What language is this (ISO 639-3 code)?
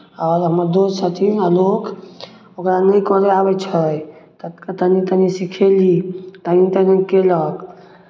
mai